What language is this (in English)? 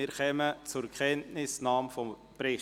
Swiss German